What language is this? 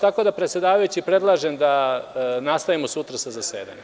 Serbian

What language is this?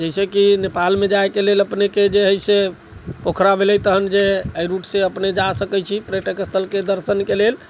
Maithili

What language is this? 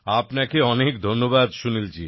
Bangla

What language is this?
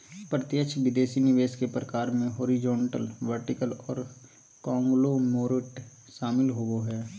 Magahi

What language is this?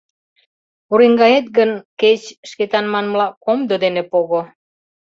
Mari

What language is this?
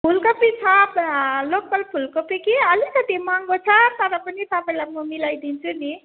Nepali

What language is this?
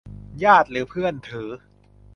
Thai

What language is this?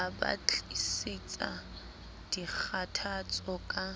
Southern Sotho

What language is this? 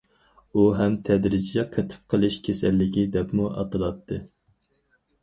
Uyghur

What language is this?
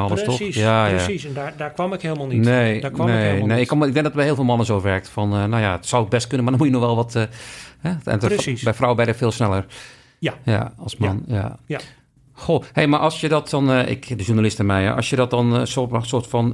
Dutch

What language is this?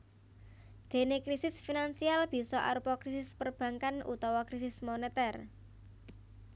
Javanese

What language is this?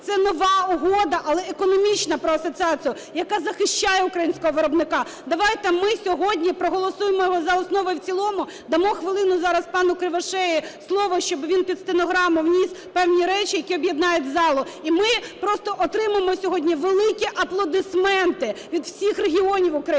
Ukrainian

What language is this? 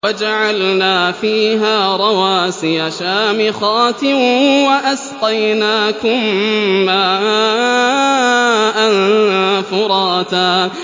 Arabic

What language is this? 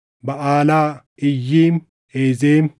Oromo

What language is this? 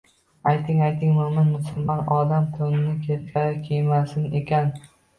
Uzbek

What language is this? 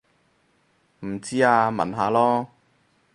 Cantonese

